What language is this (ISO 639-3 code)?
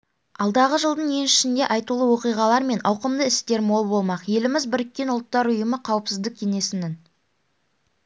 kaz